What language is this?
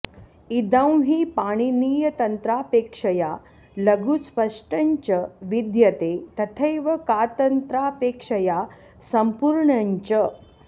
Sanskrit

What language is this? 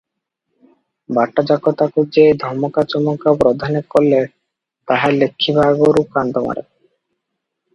Odia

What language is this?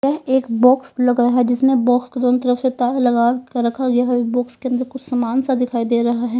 Hindi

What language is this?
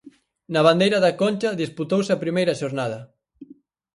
Galician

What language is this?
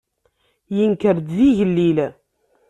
Kabyle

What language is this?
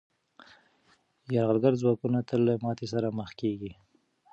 Pashto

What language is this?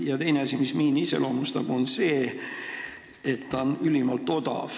Estonian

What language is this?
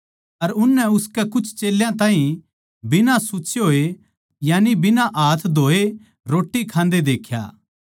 Haryanvi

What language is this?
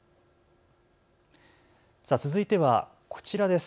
Japanese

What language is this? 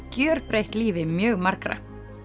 Icelandic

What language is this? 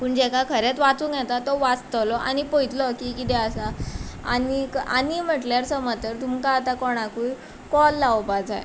Konkani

